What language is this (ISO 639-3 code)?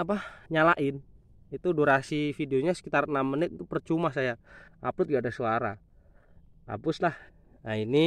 ind